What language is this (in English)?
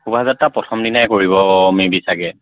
Assamese